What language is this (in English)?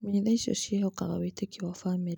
Kikuyu